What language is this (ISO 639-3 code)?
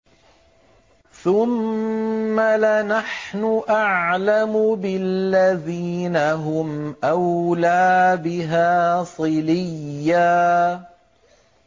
ara